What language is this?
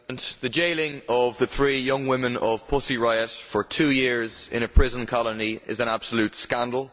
English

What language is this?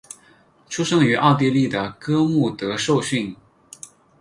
Chinese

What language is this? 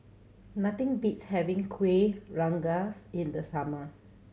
English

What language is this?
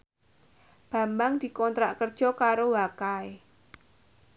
Javanese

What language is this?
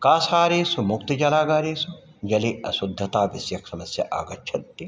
Sanskrit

